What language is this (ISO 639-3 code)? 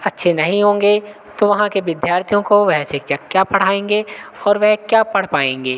hin